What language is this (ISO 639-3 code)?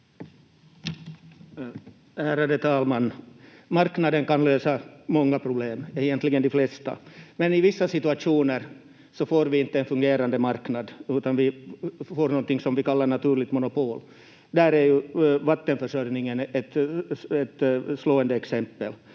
fin